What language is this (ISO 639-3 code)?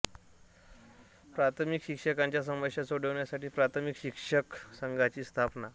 mar